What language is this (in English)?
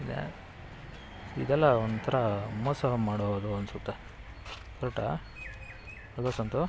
Kannada